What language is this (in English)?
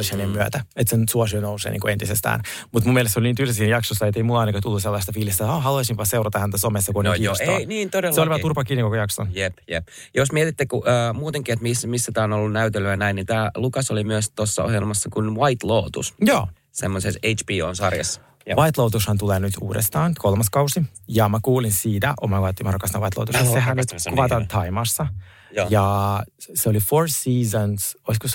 Finnish